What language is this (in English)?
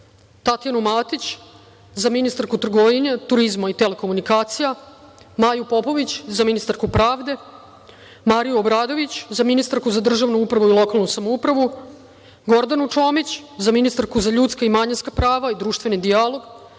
Serbian